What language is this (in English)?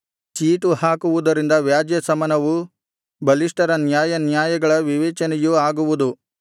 Kannada